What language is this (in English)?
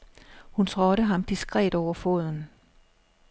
Danish